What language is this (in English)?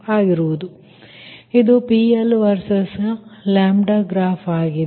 Kannada